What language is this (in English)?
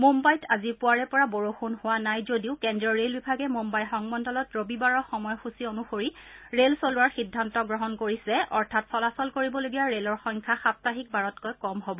Assamese